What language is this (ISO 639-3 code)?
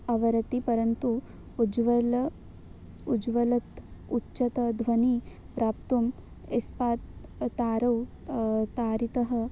san